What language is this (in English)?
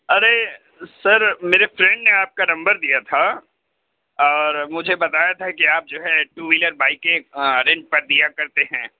Urdu